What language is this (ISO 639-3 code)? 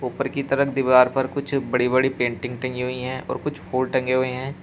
hin